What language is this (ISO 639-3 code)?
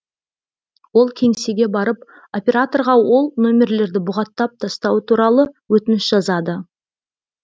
kaz